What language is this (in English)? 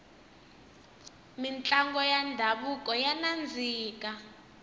Tsonga